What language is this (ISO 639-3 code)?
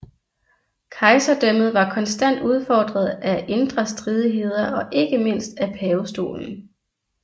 dan